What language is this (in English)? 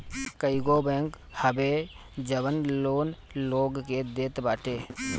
Bhojpuri